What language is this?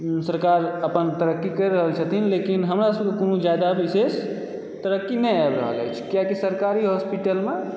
Maithili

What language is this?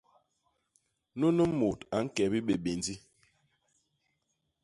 Basaa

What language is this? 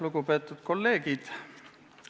Estonian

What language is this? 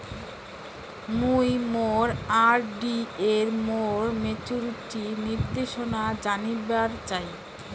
Bangla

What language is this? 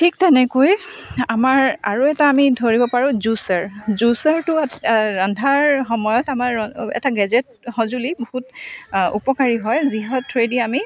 Assamese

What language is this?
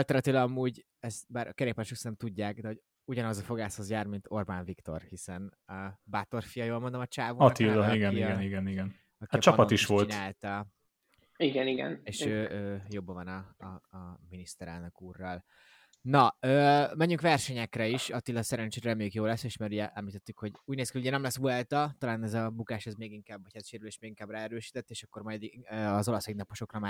Hungarian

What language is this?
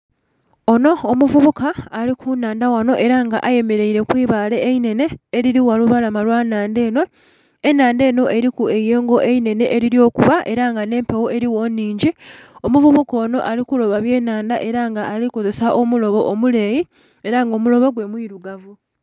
Soga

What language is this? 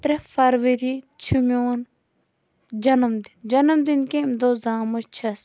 Kashmiri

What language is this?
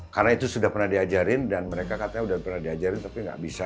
Indonesian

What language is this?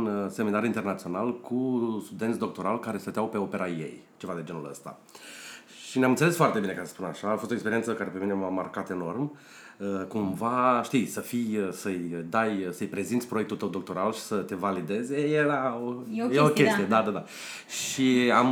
Romanian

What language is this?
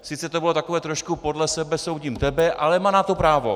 Czech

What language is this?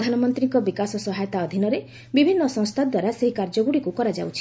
Odia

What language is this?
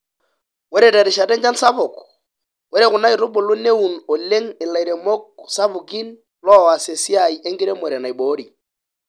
Masai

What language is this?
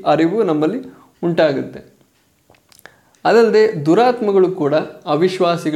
Kannada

